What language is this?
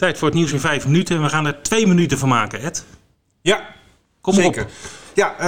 Dutch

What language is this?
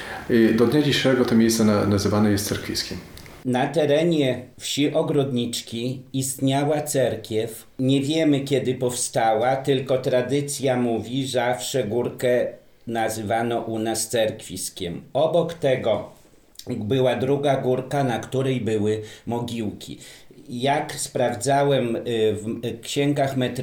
Polish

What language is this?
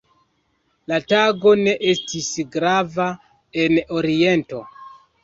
Esperanto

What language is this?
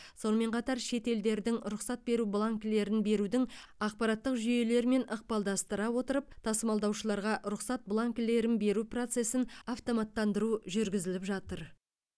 Kazakh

